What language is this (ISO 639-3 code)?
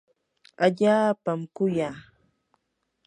qur